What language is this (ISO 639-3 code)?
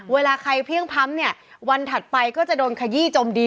tha